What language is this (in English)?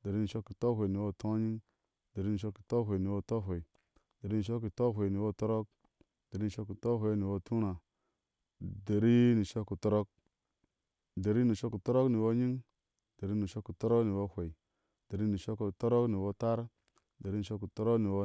Ashe